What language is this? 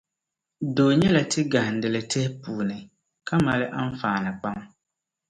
Dagbani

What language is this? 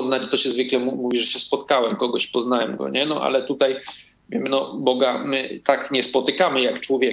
Polish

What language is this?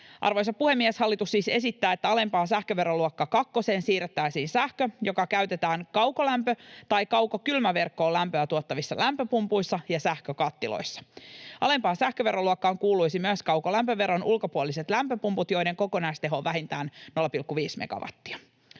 Finnish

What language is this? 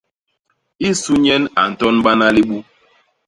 Basaa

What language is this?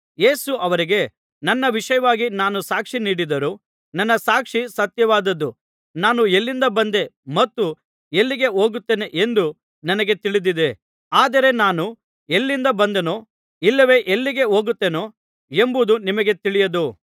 Kannada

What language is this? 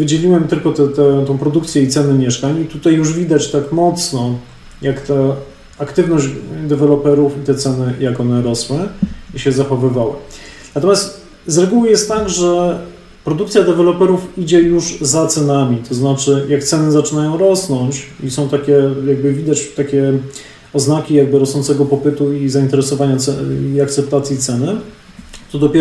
Polish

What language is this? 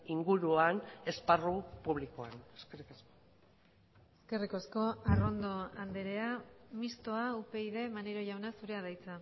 Basque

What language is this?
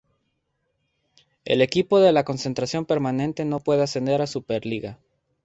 Spanish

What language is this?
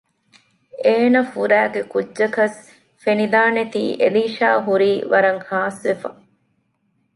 Divehi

